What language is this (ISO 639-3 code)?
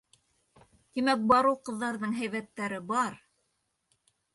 bak